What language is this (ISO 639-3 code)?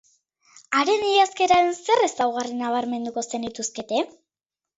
eus